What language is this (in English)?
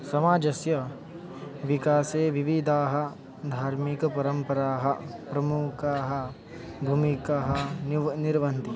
Sanskrit